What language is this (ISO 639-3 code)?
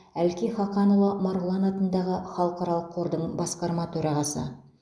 kaz